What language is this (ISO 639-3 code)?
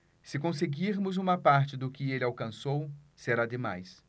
por